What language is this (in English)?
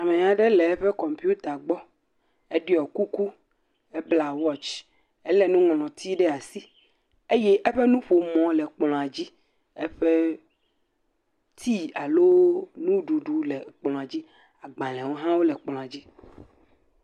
Ewe